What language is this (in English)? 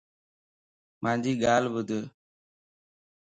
Lasi